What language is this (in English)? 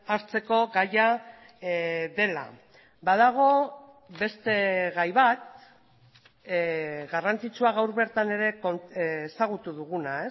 Basque